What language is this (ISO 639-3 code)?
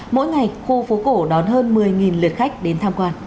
vie